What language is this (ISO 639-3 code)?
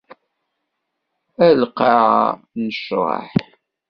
kab